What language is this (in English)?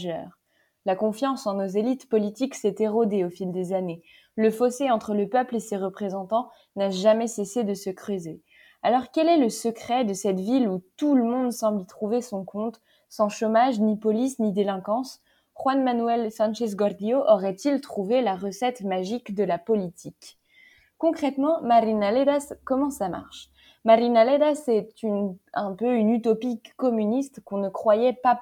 French